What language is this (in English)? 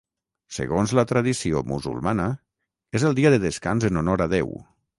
Catalan